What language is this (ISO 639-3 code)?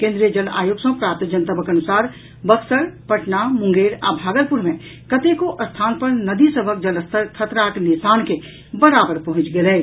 mai